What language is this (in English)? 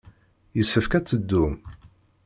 Kabyle